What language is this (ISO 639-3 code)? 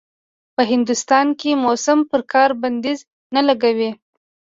pus